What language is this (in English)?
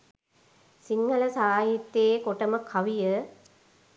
Sinhala